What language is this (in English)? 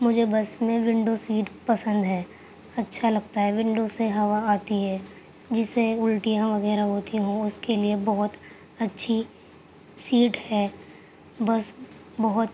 Urdu